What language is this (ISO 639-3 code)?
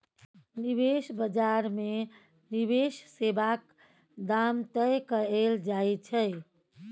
mai